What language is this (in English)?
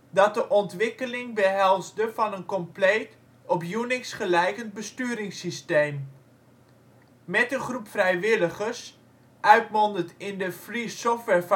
Dutch